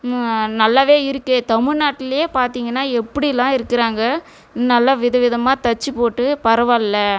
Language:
Tamil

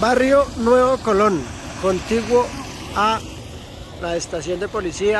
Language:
Spanish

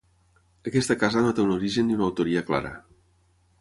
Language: Catalan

